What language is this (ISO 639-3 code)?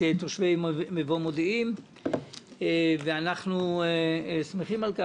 heb